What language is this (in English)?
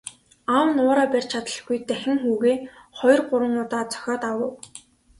Mongolian